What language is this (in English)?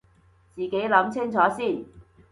Cantonese